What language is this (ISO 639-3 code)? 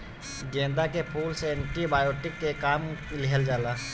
bho